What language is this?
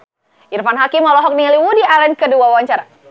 Sundanese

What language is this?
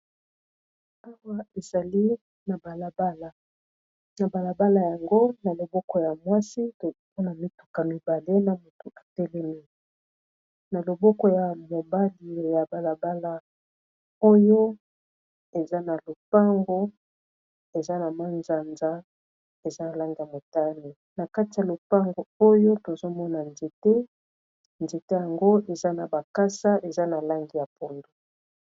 Lingala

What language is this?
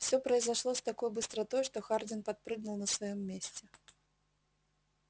Russian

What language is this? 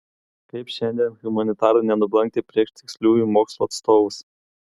Lithuanian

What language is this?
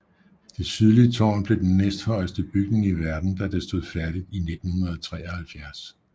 Danish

